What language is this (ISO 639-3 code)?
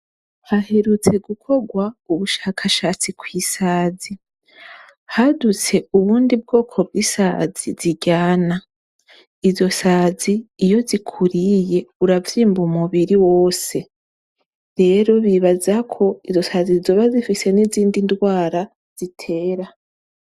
run